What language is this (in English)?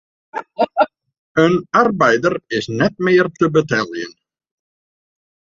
Western Frisian